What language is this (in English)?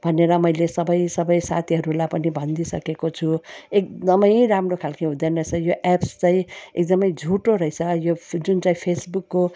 Nepali